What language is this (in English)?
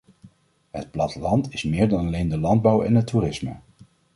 Dutch